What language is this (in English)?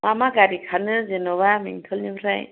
Bodo